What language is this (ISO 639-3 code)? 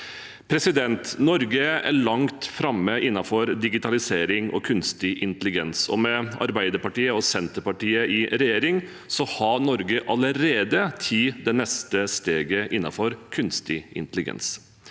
nor